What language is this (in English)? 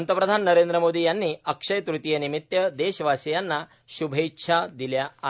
Marathi